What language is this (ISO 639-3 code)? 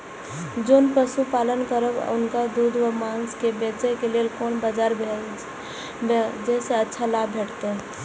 mai